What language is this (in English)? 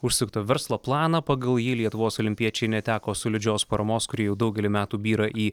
Lithuanian